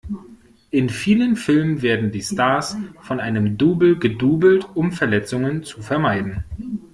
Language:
German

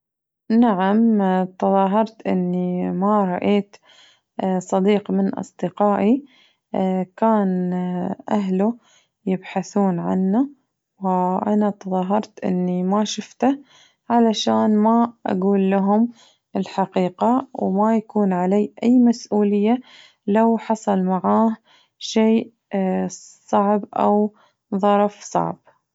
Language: Najdi Arabic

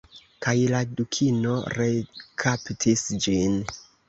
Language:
Esperanto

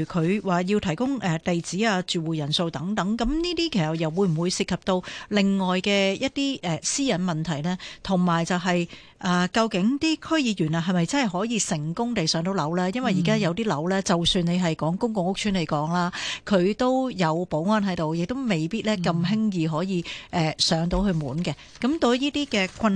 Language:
Chinese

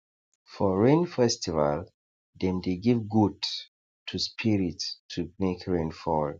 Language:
Nigerian Pidgin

